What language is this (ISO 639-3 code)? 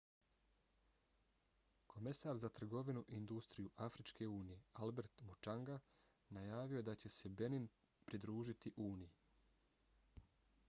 bos